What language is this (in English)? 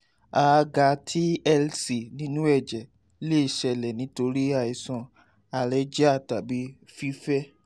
Yoruba